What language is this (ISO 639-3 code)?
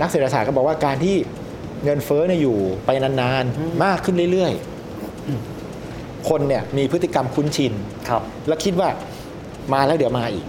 tha